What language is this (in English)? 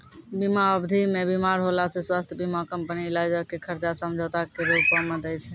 Maithili